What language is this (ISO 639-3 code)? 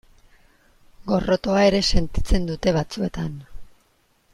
eus